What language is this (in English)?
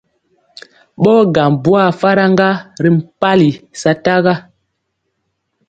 Mpiemo